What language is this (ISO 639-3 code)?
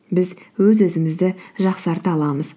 kaz